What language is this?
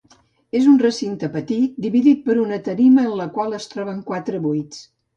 Catalan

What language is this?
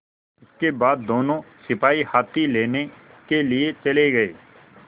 Hindi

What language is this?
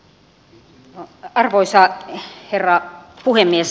Finnish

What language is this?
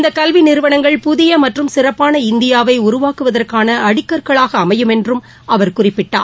Tamil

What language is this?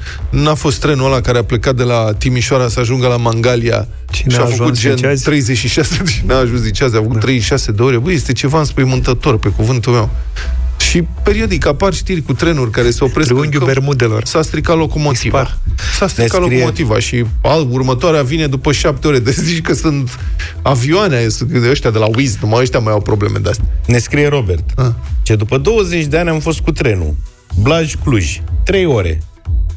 Romanian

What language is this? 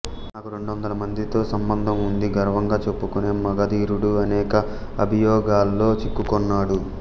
Telugu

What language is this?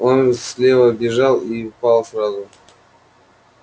Russian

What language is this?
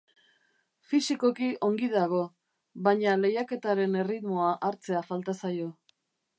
Basque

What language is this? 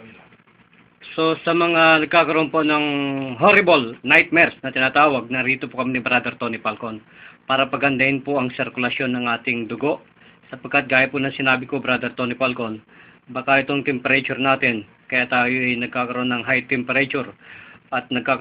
Filipino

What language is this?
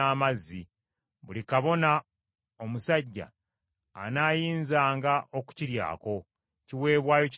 Ganda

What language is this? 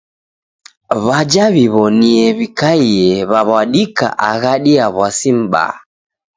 Taita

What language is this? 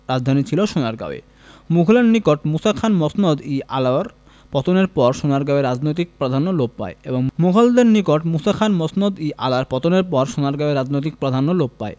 Bangla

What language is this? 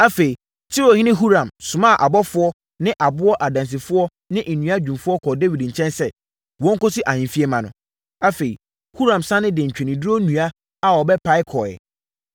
Akan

